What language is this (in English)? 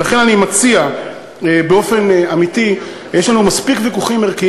Hebrew